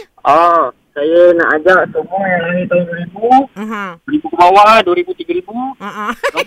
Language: Malay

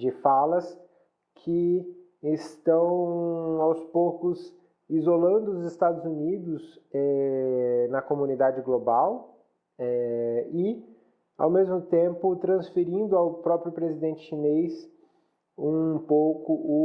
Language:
Portuguese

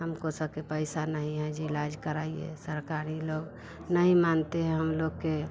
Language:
Hindi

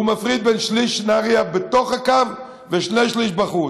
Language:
Hebrew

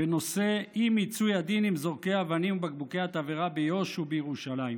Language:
Hebrew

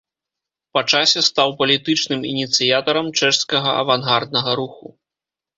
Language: Belarusian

